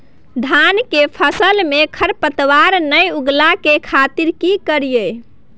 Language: Maithili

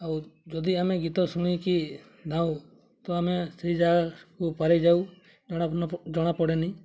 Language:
Odia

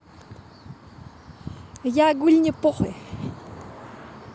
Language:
Russian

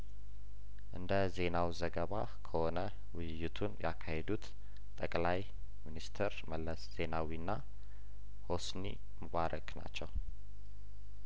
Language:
Amharic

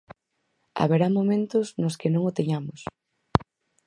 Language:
Galician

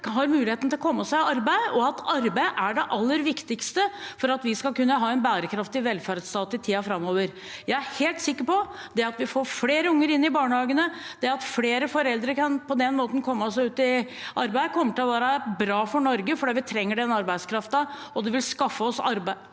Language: Norwegian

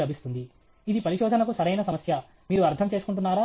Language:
Telugu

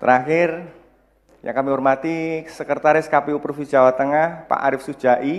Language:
Indonesian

